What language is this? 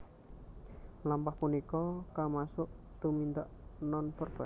Javanese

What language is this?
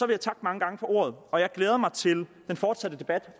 Danish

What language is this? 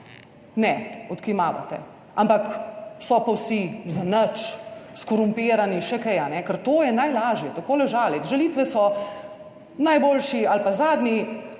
Slovenian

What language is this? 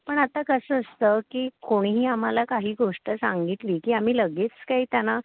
Marathi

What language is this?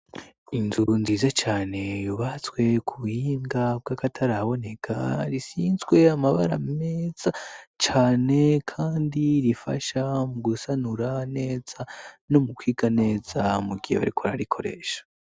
Rundi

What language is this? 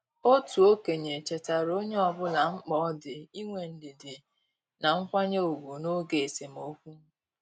Igbo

